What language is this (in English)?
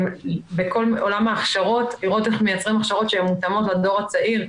Hebrew